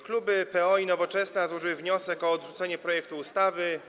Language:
Polish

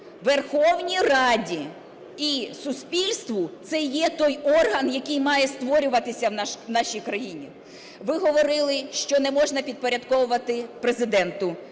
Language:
Ukrainian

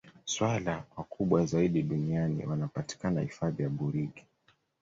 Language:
Swahili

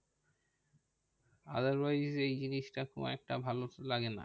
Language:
Bangla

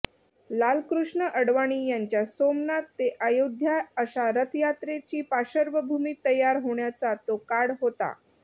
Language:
Marathi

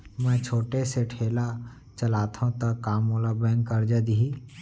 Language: Chhattisgarhi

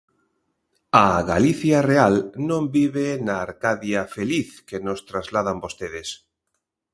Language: Galician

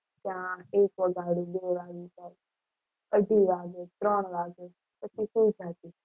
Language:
Gujarati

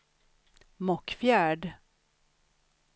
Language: Swedish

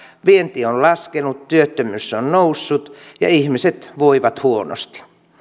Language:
Finnish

